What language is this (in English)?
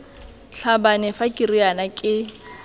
Tswana